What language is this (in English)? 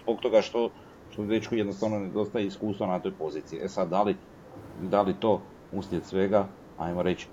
Croatian